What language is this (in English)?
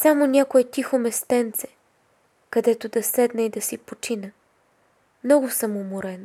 Bulgarian